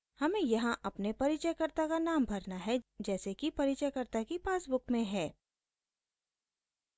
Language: Hindi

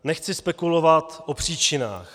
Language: Czech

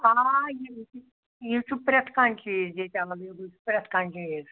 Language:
Kashmiri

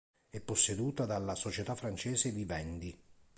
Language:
Italian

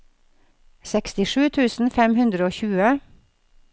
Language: Norwegian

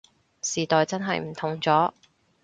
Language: Cantonese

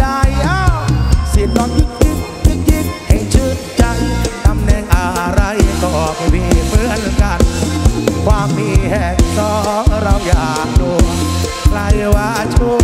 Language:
Thai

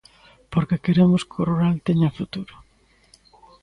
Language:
Galician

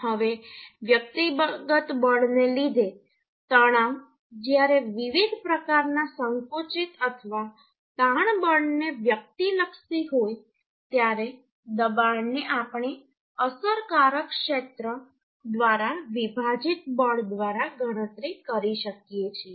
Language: Gujarati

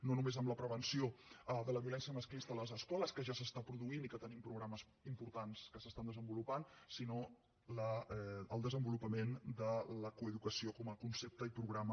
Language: Catalan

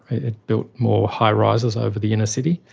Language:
English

